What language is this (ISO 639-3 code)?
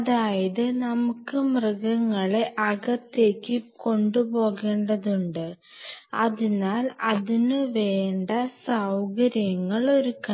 mal